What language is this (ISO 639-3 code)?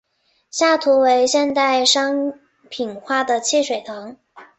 zho